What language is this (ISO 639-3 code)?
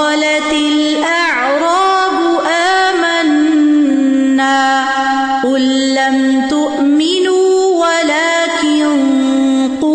urd